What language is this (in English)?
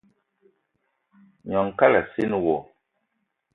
Eton (Cameroon)